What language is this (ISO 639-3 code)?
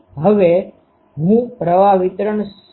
guj